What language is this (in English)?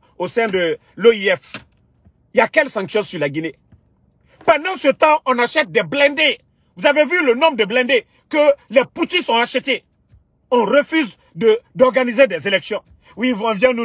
French